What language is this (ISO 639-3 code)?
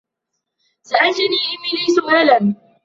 ara